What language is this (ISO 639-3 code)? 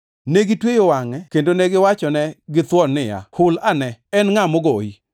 luo